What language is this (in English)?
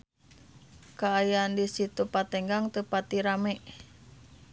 Sundanese